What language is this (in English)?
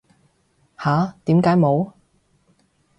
Cantonese